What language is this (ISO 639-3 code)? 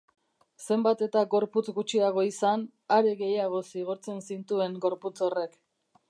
eus